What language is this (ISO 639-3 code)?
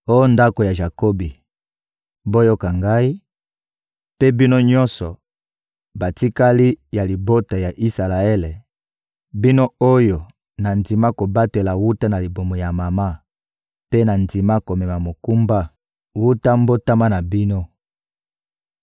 lin